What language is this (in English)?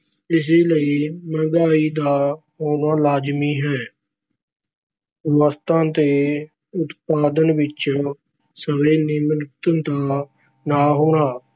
Punjabi